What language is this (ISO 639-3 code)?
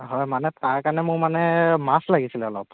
asm